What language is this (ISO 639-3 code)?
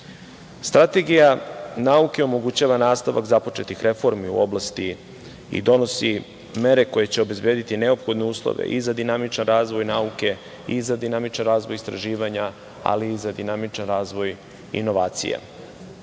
srp